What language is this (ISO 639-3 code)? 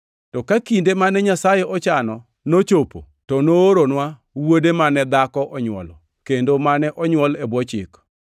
luo